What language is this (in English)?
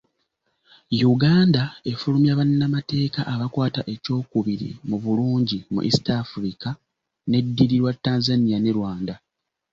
Ganda